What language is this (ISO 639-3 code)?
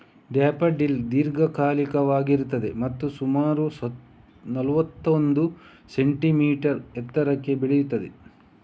kan